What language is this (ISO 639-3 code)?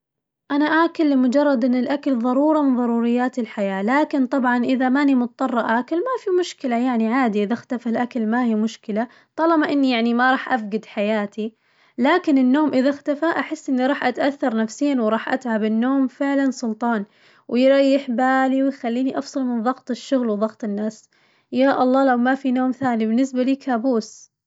ars